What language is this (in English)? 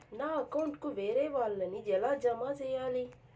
Telugu